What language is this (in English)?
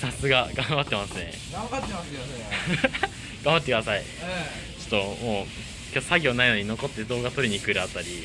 Japanese